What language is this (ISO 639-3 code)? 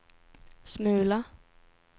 swe